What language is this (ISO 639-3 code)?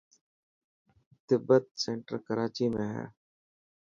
mki